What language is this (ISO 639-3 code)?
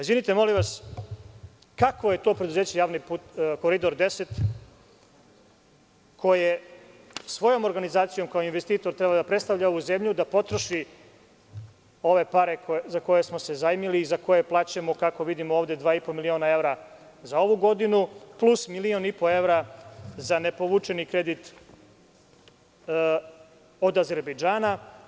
srp